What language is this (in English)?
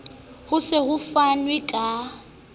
Southern Sotho